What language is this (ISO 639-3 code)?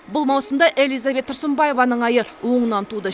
kaz